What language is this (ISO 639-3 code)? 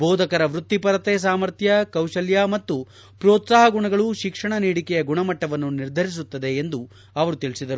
kan